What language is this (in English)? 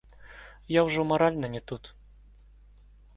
Belarusian